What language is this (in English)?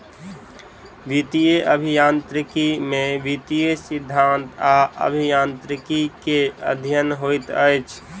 Maithili